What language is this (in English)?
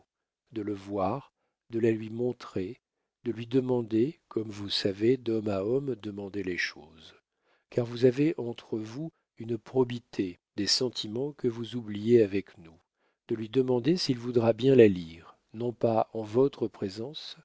French